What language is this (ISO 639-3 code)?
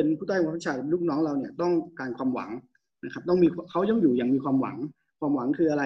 tha